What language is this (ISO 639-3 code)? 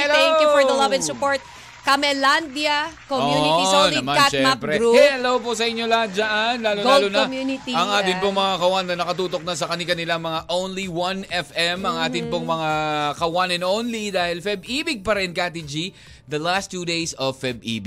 fil